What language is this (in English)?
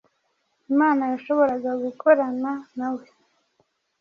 Kinyarwanda